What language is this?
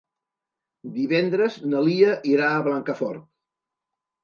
Catalan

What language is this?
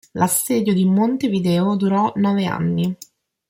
Italian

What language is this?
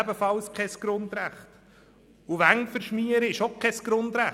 Swiss German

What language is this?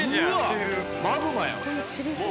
Japanese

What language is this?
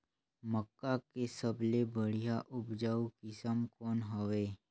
Chhattisgarhi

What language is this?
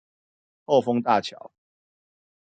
Chinese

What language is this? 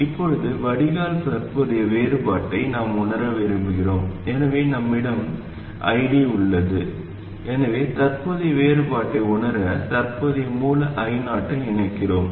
Tamil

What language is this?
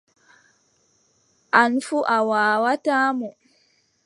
Adamawa Fulfulde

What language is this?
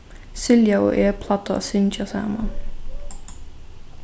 Faroese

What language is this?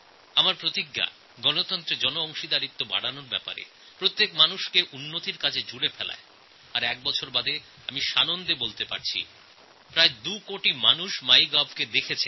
Bangla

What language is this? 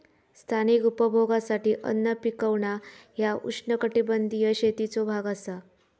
Marathi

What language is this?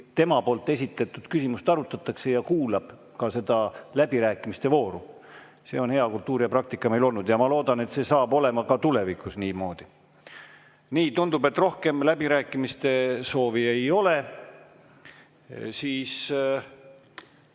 Estonian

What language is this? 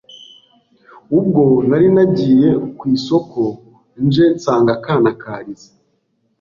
Kinyarwanda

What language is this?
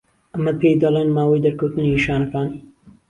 Central Kurdish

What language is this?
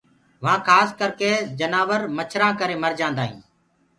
Gurgula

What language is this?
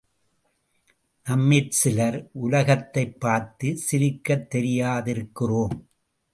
Tamil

